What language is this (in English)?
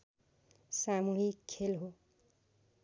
Nepali